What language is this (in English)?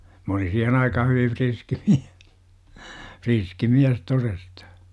Finnish